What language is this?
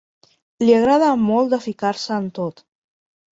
Catalan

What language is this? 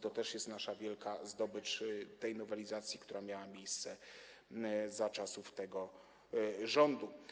Polish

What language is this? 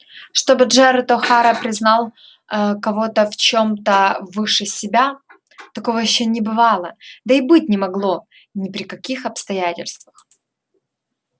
Russian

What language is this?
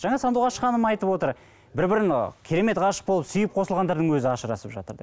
Kazakh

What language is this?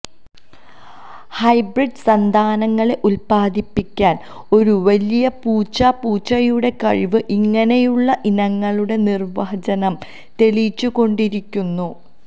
Malayalam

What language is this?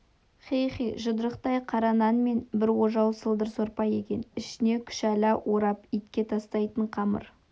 Kazakh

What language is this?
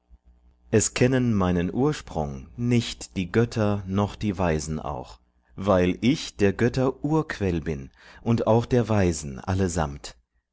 German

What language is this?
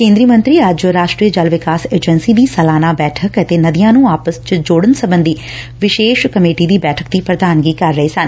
Punjabi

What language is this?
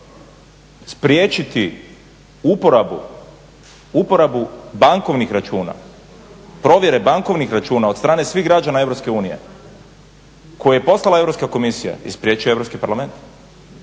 Croatian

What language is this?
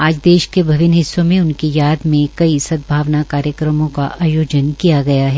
Hindi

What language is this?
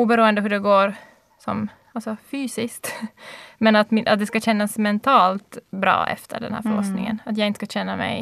Swedish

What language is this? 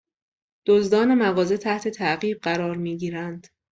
Persian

